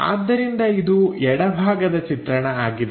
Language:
Kannada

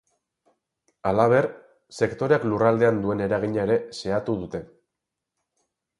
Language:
Basque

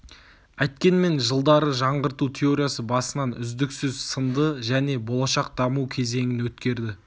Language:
Kazakh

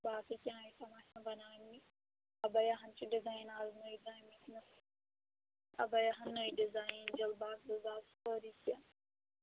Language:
Kashmiri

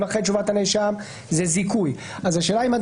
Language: Hebrew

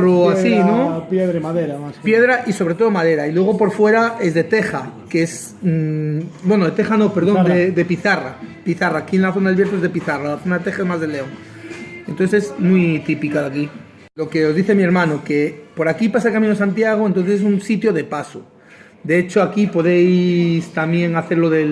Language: Spanish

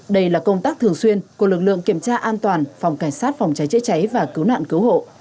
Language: Vietnamese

